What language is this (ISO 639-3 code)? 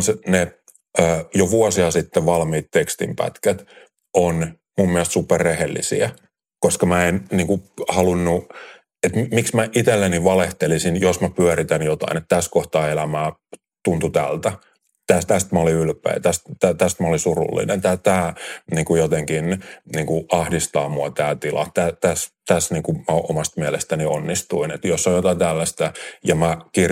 fin